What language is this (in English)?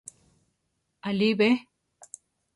Central Tarahumara